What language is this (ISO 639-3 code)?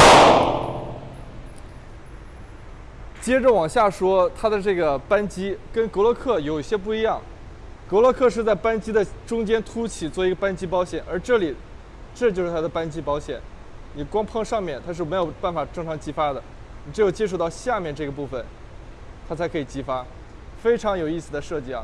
zho